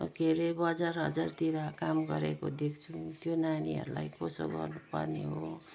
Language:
Nepali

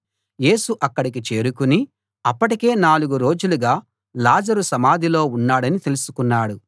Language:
Telugu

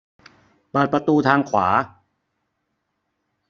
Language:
Thai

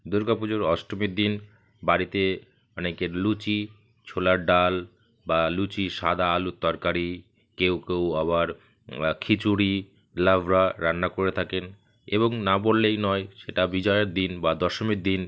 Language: Bangla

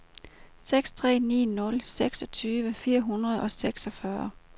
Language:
Danish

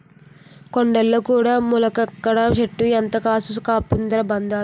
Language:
Telugu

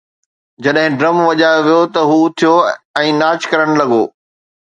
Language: Sindhi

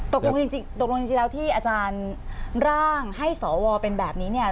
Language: Thai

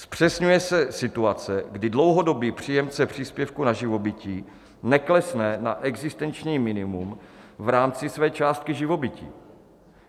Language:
Czech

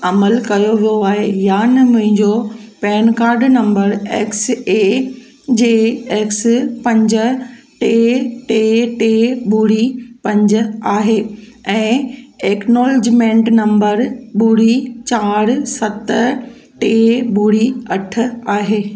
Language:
Sindhi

